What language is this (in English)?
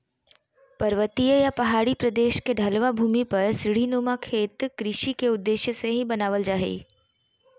Magahi